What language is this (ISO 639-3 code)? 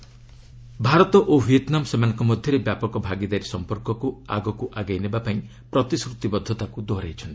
ori